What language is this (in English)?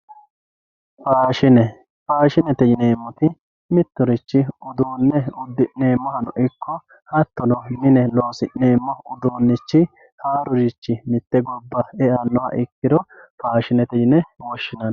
Sidamo